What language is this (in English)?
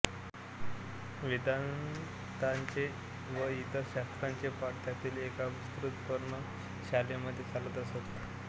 Marathi